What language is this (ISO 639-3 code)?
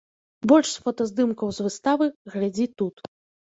bel